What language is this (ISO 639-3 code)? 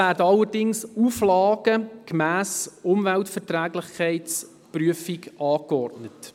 gsw